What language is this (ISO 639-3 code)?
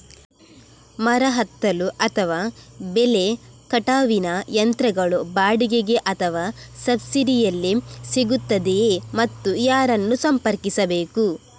kan